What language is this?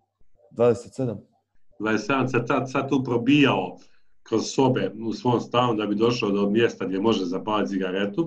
Croatian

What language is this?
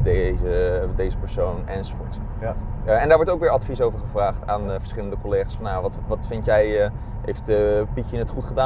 Dutch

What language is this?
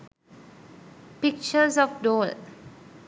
Sinhala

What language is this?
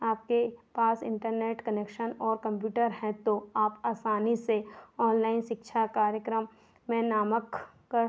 Hindi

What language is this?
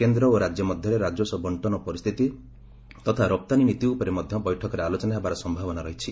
Odia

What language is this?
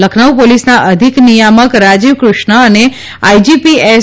Gujarati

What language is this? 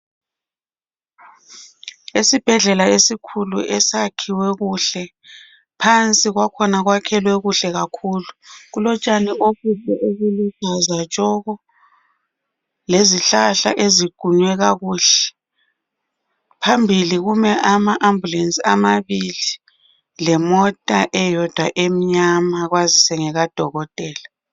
North Ndebele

